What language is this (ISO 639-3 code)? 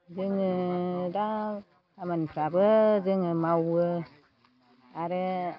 brx